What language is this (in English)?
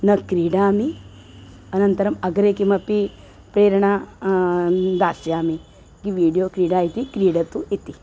Sanskrit